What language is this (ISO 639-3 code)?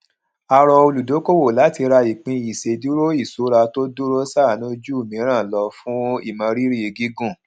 yor